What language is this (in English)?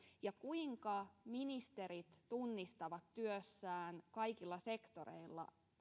Finnish